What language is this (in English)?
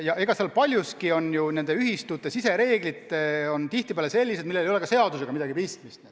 Estonian